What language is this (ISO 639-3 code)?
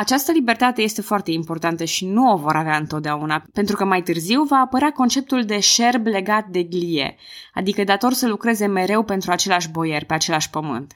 ron